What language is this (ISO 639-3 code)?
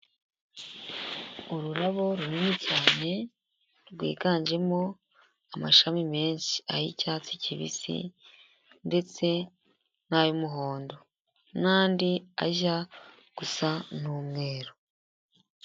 kin